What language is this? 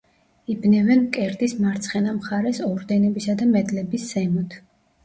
Georgian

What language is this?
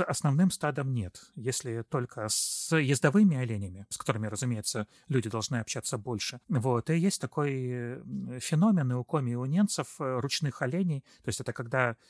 Russian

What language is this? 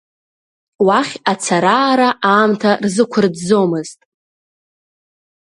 Abkhazian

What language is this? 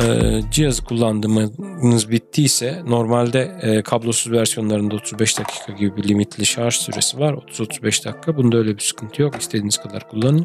Turkish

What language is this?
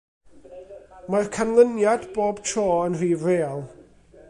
Welsh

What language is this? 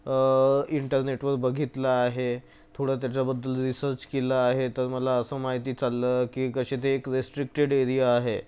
Marathi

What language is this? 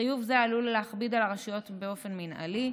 Hebrew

